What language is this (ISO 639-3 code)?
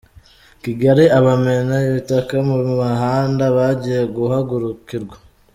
kin